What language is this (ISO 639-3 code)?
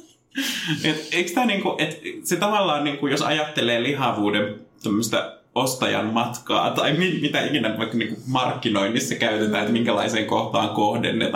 fin